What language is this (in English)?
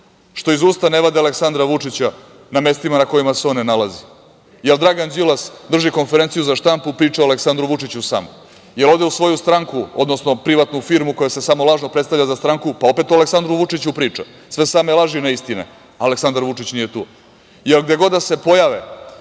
Serbian